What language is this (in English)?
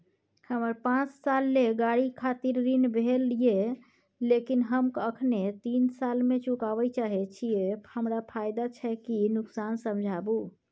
Maithili